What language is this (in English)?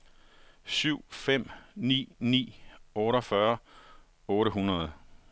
Danish